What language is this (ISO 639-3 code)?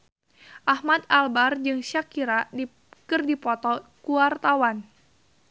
sun